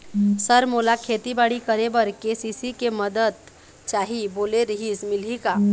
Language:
Chhattisgarhi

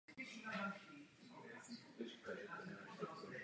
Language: Czech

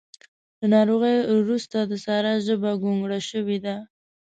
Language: Pashto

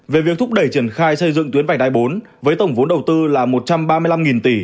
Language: Vietnamese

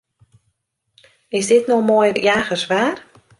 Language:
Western Frisian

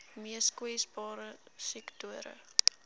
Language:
Afrikaans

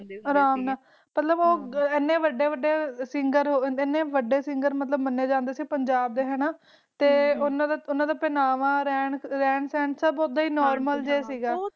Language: Punjabi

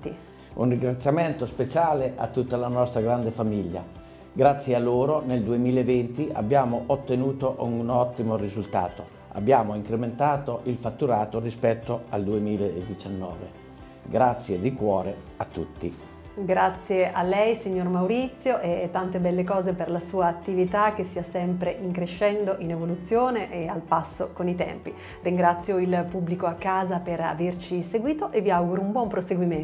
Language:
Italian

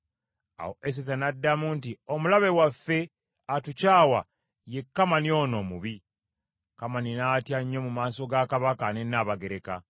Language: Ganda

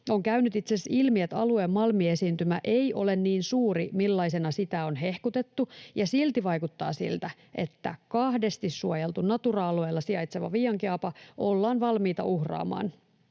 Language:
Finnish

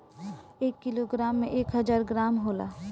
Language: Bhojpuri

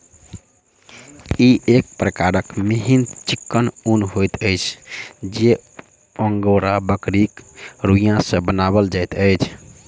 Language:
Maithili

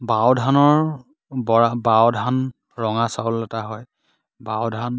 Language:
Assamese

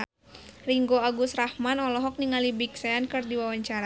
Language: Sundanese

